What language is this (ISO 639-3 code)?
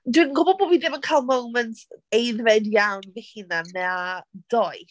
cym